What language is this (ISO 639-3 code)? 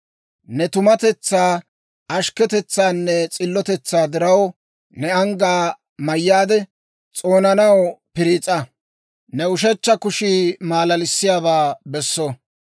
dwr